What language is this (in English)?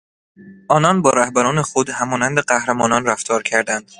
Persian